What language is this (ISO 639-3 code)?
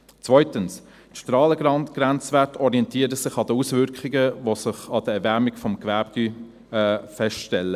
gsw